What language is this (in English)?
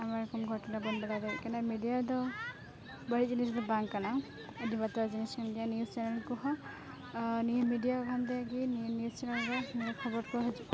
Santali